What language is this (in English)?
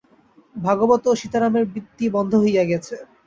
Bangla